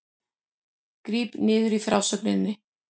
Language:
Icelandic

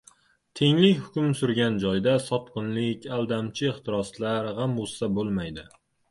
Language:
Uzbek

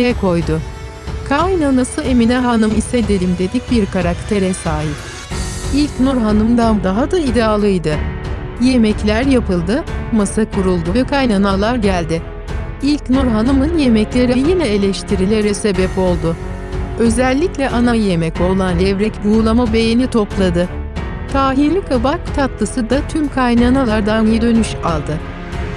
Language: Turkish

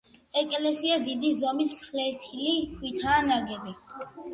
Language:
Georgian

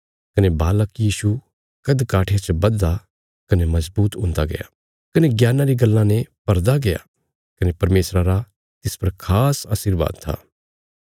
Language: Bilaspuri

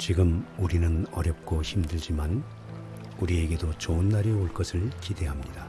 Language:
Korean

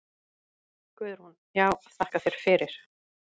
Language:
Icelandic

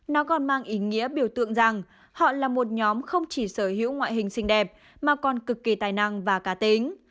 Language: Vietnamese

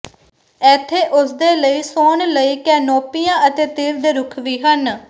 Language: Punjabi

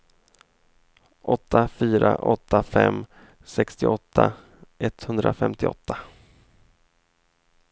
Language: Swedish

